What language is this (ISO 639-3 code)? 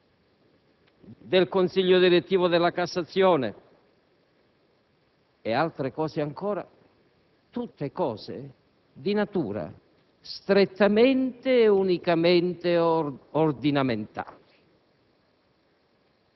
ita